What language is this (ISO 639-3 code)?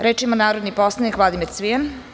srp